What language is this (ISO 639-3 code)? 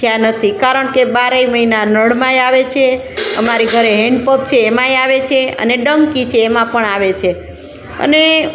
guj